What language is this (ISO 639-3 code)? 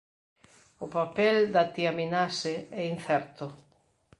glg